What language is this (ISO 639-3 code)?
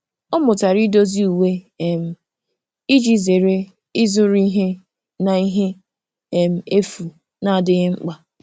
ibo